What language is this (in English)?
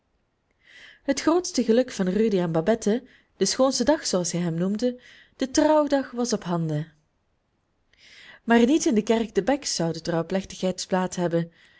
Dutch